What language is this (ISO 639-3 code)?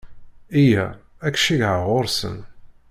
kab